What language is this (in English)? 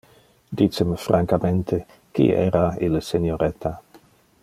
Interlingua